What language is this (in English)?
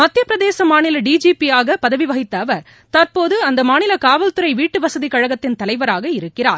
Tamil